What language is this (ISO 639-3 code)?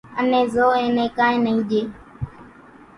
gjk